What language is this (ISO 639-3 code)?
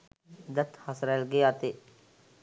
sin